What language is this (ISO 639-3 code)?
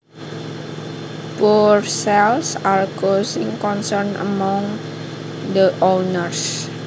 jav